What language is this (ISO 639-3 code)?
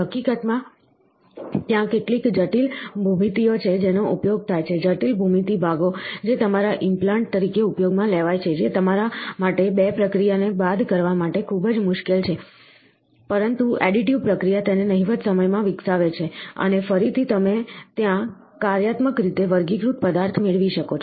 guj